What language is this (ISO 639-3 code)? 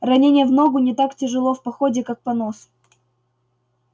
rus